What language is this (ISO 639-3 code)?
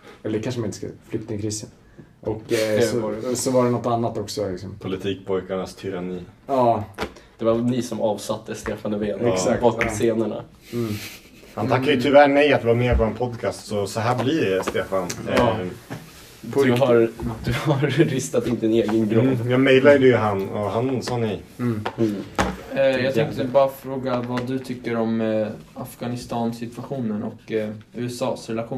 swe